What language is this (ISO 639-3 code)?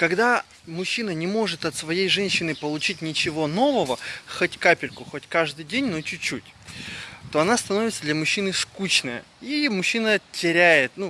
rus